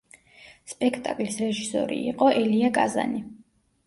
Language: Georgian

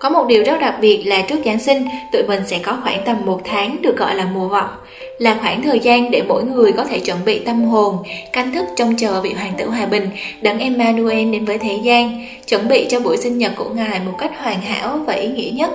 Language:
Vietnamese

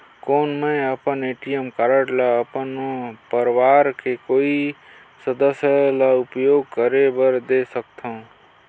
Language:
Chhattisgarhi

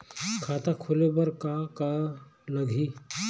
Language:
Chhattisgarhi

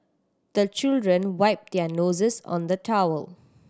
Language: English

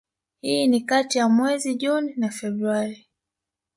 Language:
Swahili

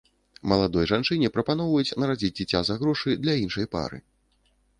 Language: Belarusian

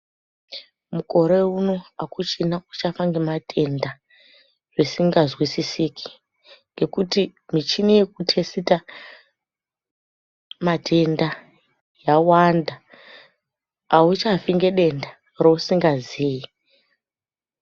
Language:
Ndau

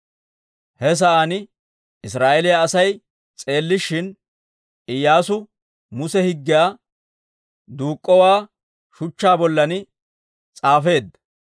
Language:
Dawro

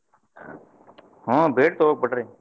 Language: Kannada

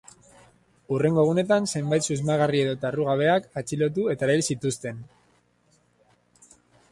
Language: Basque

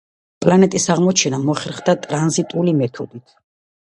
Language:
Georgian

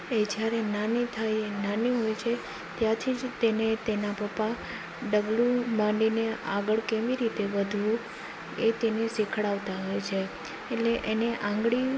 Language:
Gujarati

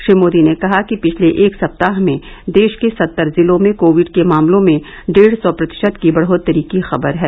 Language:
Hindi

